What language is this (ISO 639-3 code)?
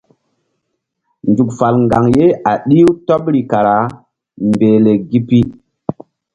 mdd